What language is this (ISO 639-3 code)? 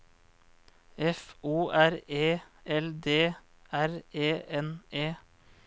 nor